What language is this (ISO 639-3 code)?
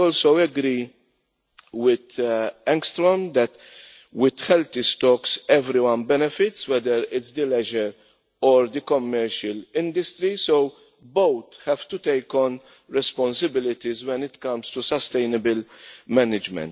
eng